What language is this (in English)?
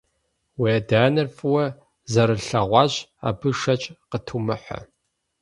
Kabardian